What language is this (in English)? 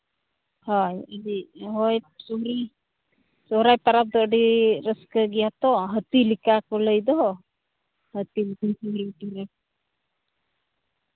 Santali